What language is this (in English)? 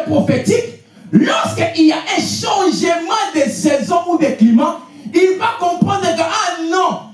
French